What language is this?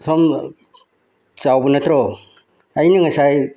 Manipuri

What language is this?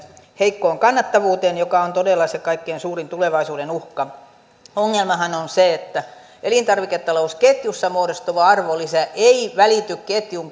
Finnish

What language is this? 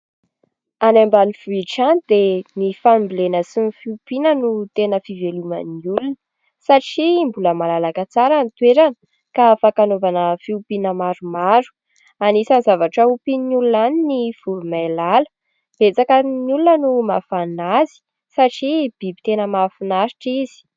Malagasy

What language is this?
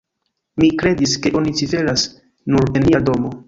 Esperanto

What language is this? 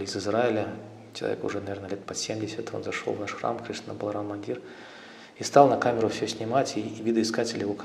Russian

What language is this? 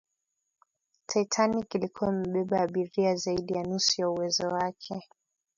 Swahili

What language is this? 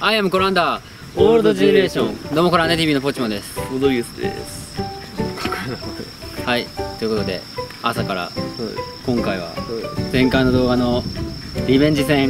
Japanese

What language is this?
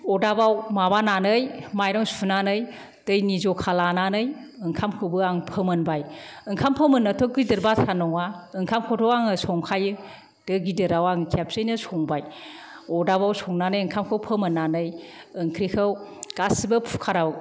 Bodo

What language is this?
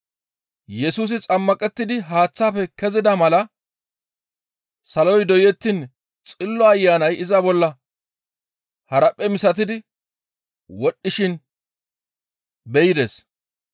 Gamo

